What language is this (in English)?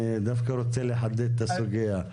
Hebrew